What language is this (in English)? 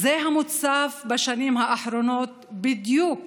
Hebrew